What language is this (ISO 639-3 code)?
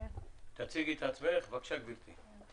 heb